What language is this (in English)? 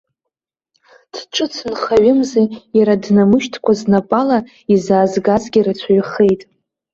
Abkhazian